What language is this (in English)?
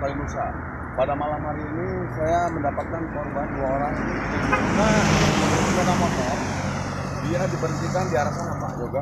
Indonesian